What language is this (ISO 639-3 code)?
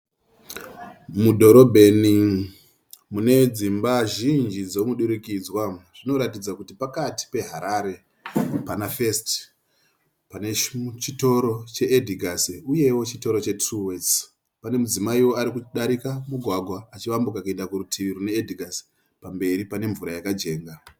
sna